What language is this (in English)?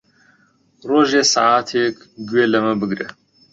Central Kurdish